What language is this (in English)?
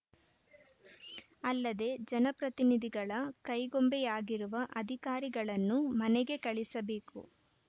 Kannada